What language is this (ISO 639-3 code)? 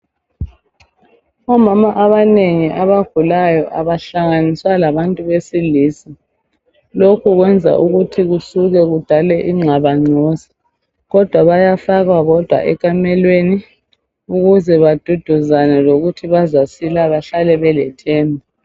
nde